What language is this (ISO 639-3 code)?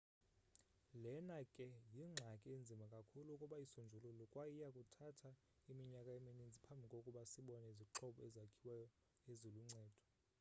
xho